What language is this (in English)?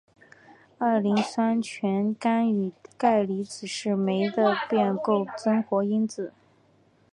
Chinese